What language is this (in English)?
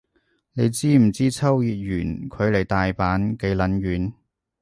Cantonese